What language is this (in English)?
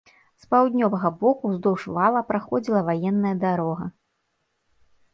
Belarusian